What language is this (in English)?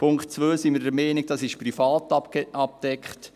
Swiss German